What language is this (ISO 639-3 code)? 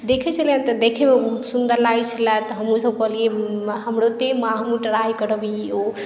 mai